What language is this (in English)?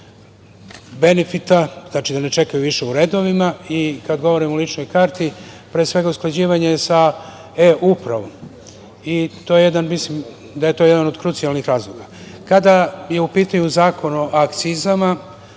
Serbian